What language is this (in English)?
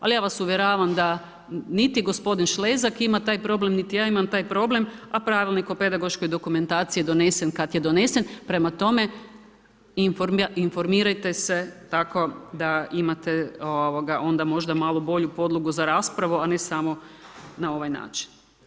Croatian